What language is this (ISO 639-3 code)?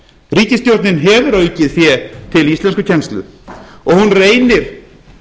isl